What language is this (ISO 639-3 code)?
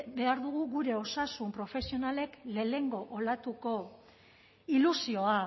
eus